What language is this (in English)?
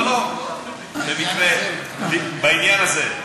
Hebrew